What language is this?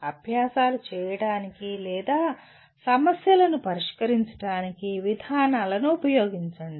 Telugu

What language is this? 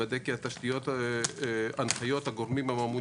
Hebrew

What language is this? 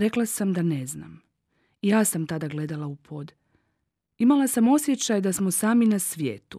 Croatian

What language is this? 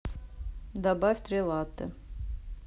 Russian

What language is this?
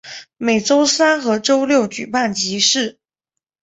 Chinese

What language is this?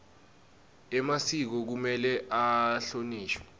Swati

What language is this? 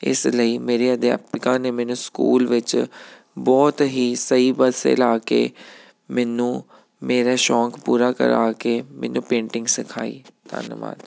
Punjabi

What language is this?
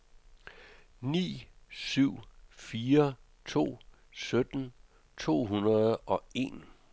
Danish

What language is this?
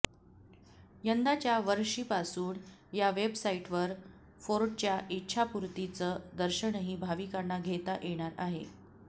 Marathi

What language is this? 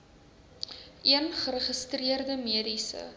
Afrikaans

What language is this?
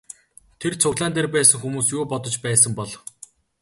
Mongolian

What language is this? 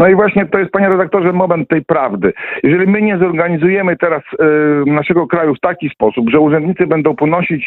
Polish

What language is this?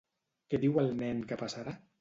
Catalan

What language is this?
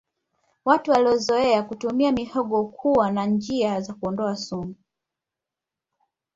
Swahili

